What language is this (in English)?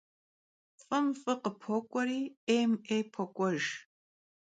Kabardian